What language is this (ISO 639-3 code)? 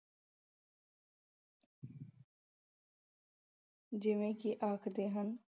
pan